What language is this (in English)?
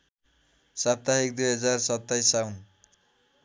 Nepali